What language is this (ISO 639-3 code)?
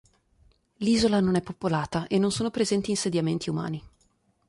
ita